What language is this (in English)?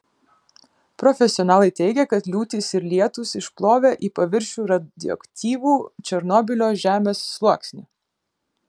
Lithuanian